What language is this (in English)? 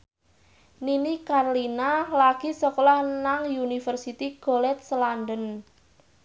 Javanese